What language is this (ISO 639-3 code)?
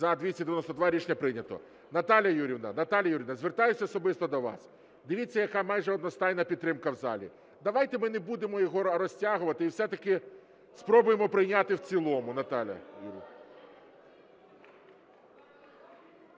ukr